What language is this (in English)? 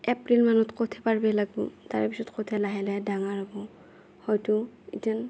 Assamese